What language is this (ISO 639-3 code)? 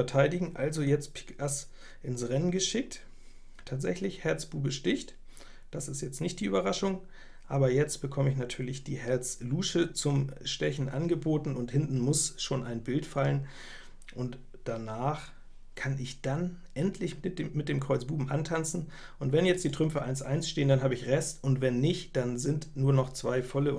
deu